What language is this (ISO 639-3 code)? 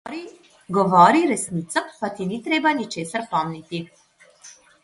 slv